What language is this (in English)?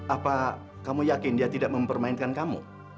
Indonesian